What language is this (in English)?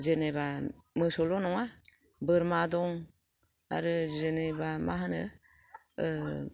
Bodo